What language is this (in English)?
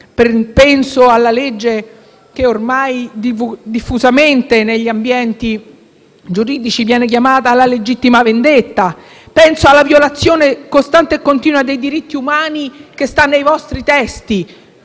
Italian